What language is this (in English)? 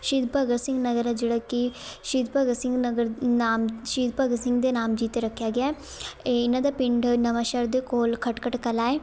Punjabi